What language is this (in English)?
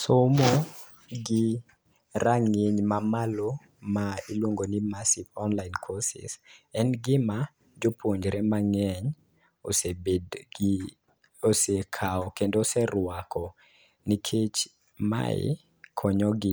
Luo (Kenya and Tanzania)